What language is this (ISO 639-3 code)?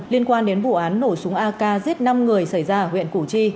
vie